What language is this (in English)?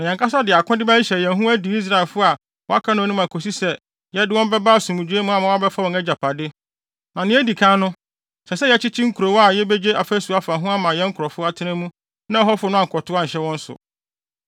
Akan